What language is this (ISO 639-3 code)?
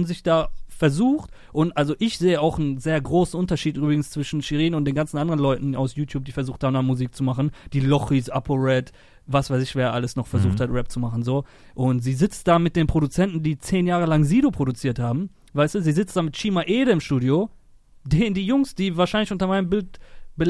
deu